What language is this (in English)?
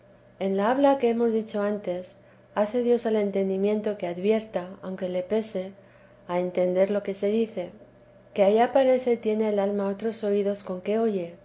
Spanish